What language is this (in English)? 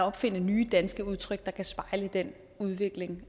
Danish